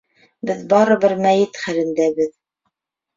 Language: Bashkir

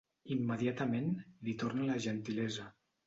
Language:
Catalan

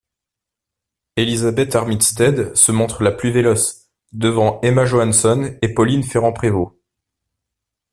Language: French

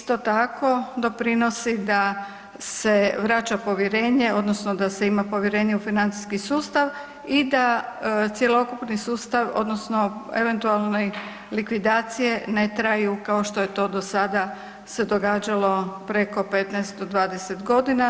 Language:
Croatian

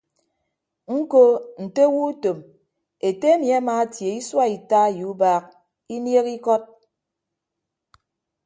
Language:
Ibibio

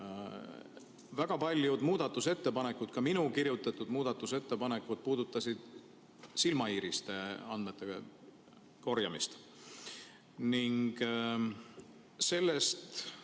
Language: Estonian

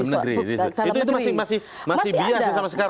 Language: Indonesian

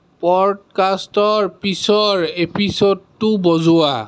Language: Assamese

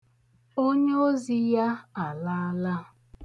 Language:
Igbo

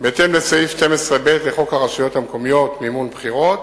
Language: Hebrew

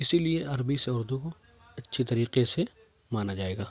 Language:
Urdu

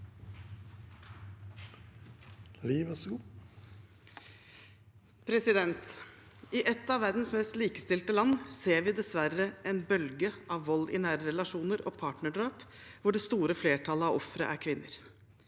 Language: Norwegian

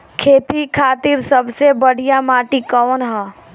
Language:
Bhojpuri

